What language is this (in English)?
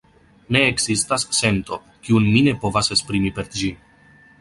Esperanto